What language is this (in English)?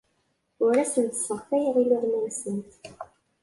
Kabyle